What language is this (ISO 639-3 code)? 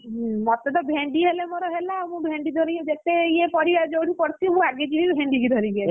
ori